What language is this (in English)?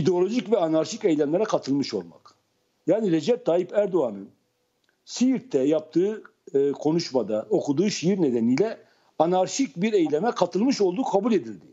Turkish